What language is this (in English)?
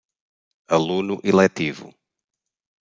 Portuguese